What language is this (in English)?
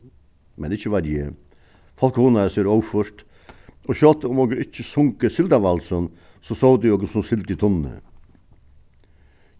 Faroese